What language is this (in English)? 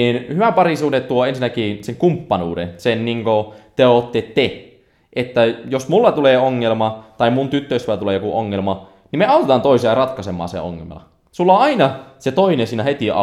Finnish